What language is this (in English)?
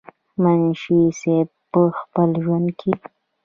Pashto